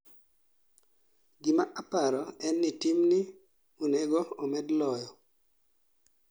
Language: Luo (Kenya and Tanzania)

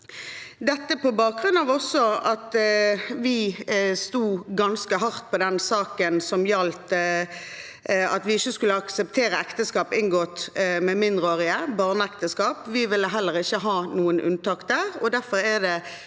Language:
Norwegian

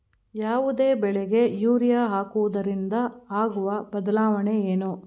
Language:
Kannada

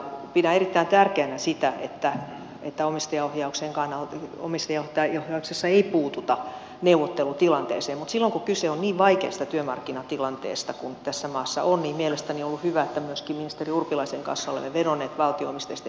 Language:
Finnish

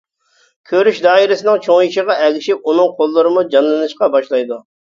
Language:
Uyghur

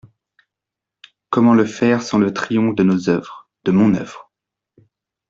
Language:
French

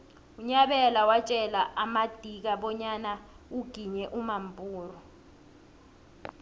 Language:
South Ndebele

